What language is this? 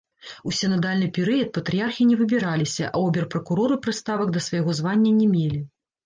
Belarusian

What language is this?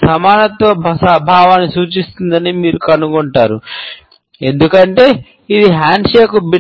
Telugu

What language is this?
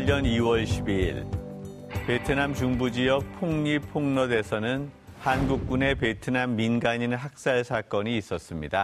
Korean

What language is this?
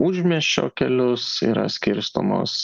Lithuanian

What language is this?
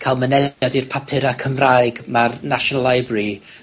Welsh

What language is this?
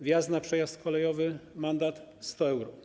Polish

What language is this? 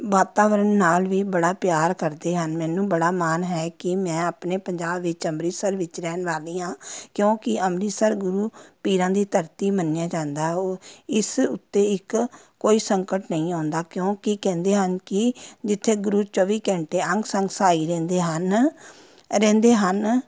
Punjabi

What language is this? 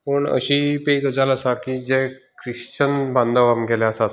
Konkani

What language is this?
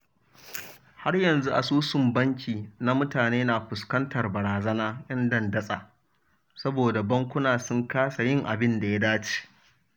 Hausa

